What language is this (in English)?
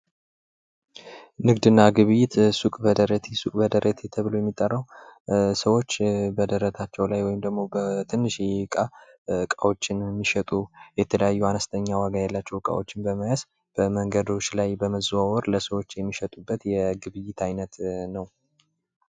Amharic